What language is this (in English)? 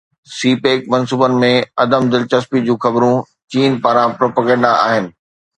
Sindhi